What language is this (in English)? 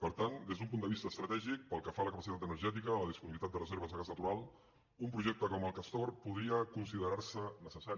Catalan